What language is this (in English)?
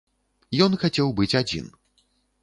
Belarusian